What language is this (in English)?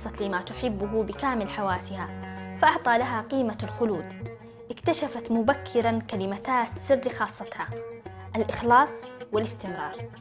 Arabic